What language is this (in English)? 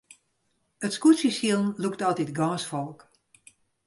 Western Frisian